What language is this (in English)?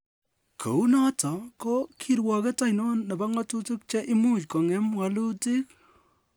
Kalenjin